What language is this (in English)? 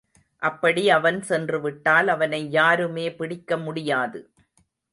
Tamil